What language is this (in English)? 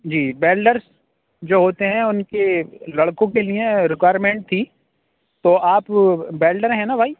Urdu